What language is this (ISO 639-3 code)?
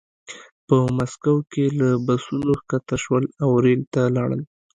pus